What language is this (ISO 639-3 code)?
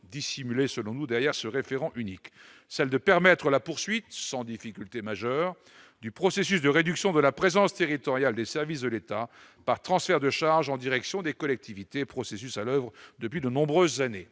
fra